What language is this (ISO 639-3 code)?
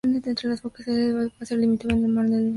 spa